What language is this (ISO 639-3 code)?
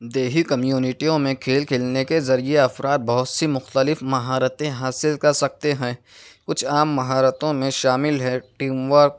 urd